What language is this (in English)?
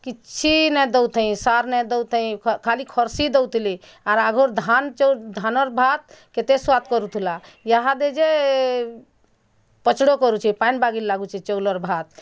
Odia